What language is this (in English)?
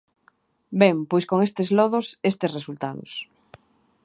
Galician